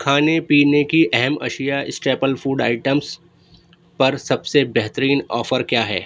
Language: Urdu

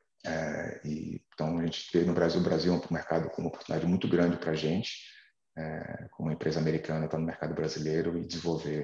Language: Portuguese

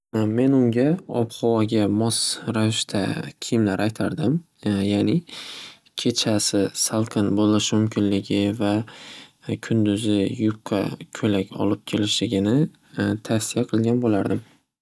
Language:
Uzbek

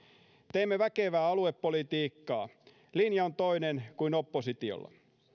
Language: Finnish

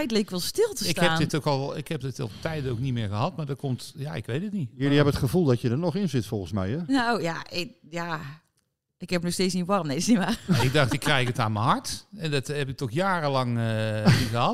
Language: Dutch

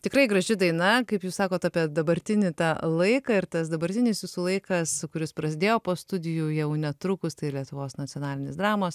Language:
Lithuanian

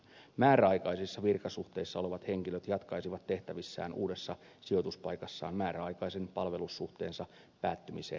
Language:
Finnish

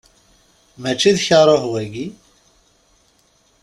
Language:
Kabyle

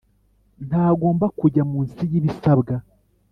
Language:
Kinyarwanda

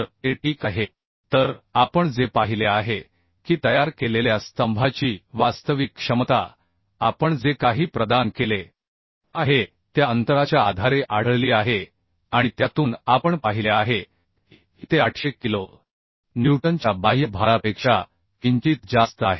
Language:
Marathi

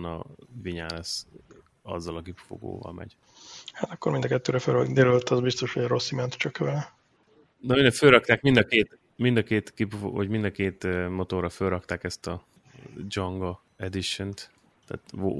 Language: Hungarian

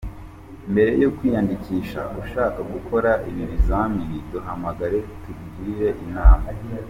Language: Kinyarwanda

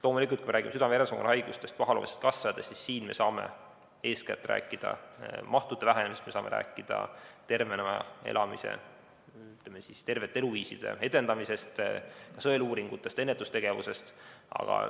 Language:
Estonian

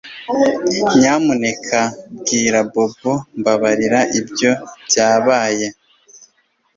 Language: Kinyarwanda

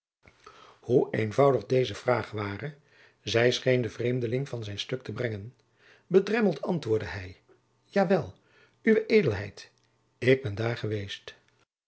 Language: Dutch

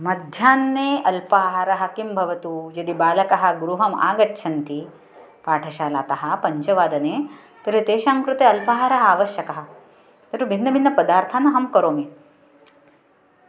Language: Sanskrit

